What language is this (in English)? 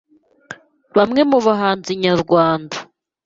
Kinyarwanda